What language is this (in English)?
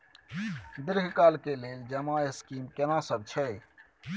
Maithili